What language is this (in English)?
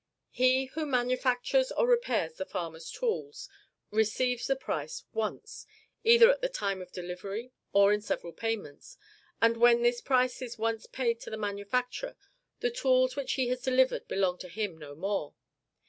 English